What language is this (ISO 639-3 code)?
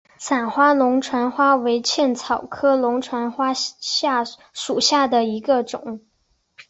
zho